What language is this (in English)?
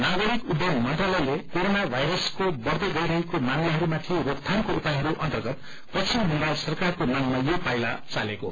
Nepali